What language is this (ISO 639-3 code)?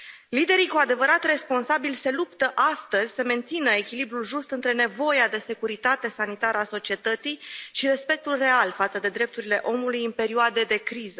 ron